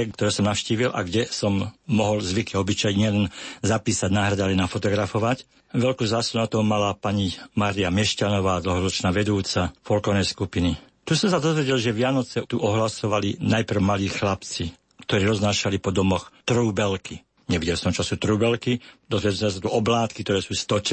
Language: Slovak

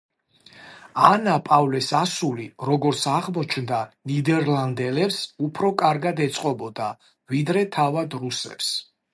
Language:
Georgian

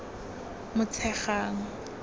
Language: Tswana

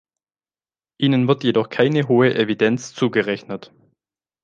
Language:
German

